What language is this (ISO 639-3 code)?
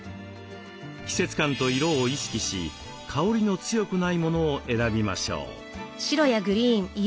jpn